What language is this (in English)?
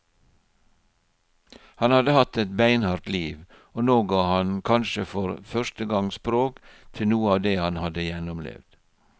Norwegian